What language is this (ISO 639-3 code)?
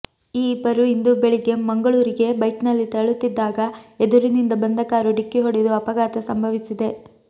kan